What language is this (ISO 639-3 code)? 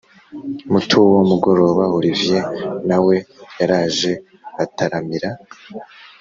kin